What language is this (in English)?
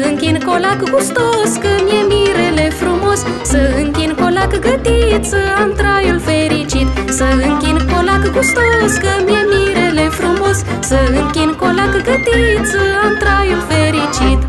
Romanian